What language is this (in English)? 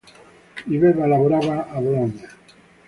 Italian